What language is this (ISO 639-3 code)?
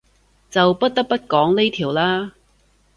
yue